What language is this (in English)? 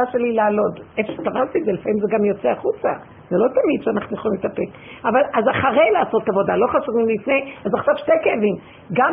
Hebrew